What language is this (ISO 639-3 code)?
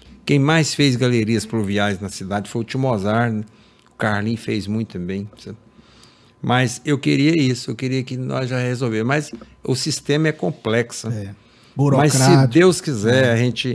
por